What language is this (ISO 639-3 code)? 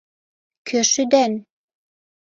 chm